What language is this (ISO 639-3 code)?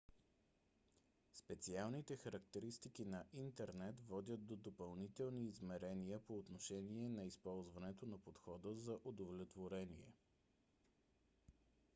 bul